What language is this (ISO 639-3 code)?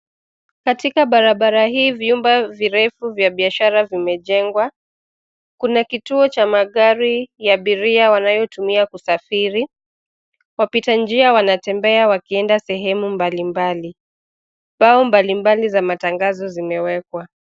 swa